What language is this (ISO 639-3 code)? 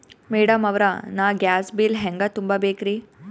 kan